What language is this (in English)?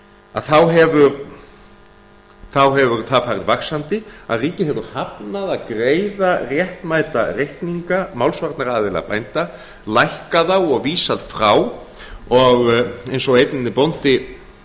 Icelandic